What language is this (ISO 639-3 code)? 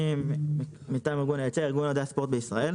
heb